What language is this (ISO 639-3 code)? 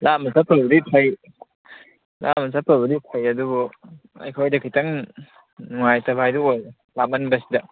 mni